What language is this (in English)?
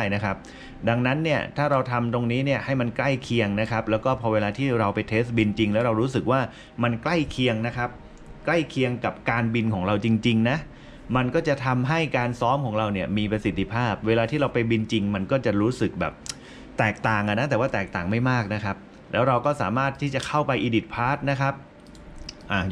Thai